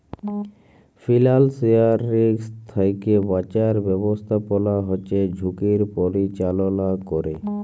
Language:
Bangla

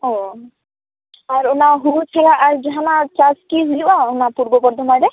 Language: Santali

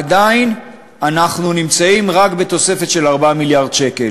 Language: Hebrew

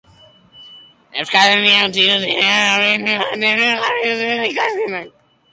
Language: Basque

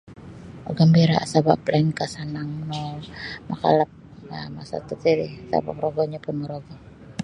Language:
Sabah Bisaya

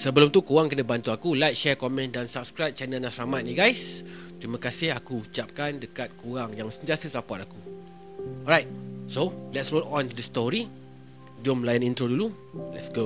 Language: Malay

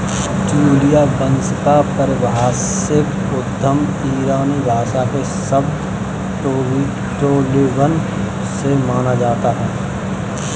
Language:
Hindi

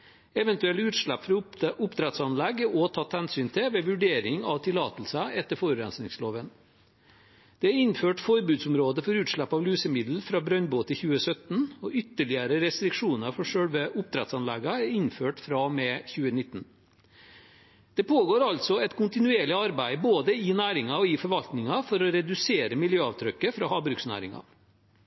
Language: Norwegian Bokmål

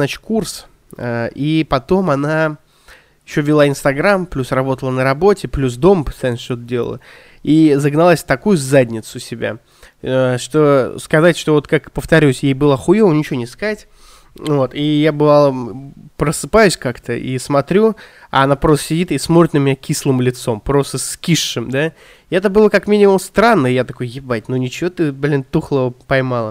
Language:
Russian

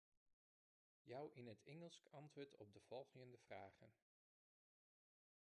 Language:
Western Frisian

